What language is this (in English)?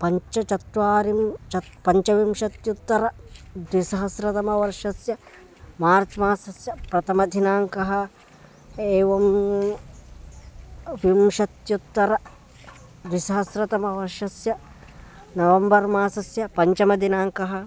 Sanskrit